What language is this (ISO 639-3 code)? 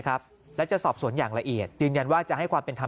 tha